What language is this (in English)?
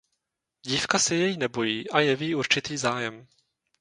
Czech